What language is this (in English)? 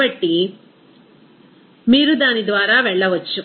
Telugu